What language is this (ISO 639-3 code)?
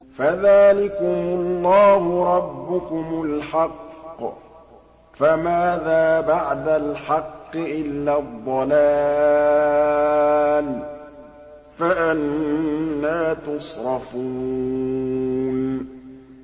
ara